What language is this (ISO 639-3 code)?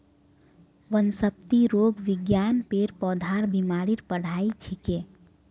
mag